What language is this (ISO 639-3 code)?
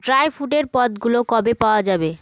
ben